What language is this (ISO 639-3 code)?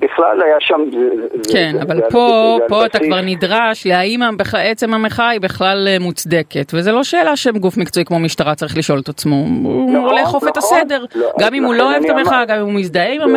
heb